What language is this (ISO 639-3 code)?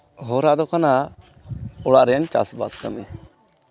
sat